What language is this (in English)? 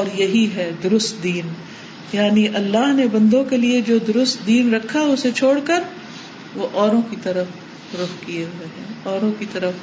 Urdu